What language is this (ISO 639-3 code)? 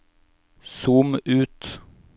nor